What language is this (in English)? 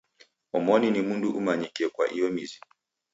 Taita